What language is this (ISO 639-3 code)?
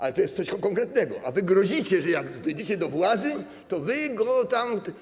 pol